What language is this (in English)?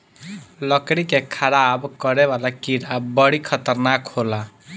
Bhojpuri